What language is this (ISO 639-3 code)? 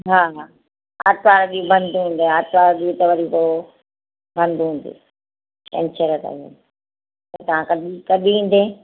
snd